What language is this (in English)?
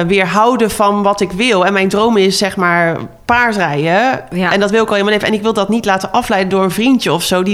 Dutch